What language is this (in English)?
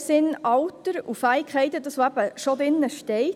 Swiss German